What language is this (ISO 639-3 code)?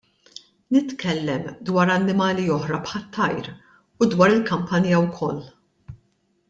mlt